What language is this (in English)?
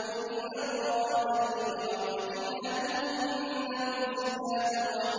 Arabic